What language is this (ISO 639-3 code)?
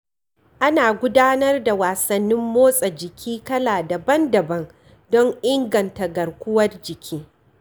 hau